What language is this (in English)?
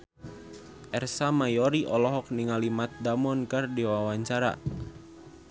Sundanese